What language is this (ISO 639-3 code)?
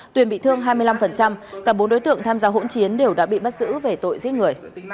vie